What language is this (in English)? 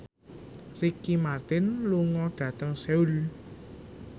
Javanese